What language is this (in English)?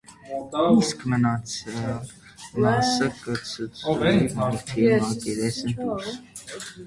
Armenian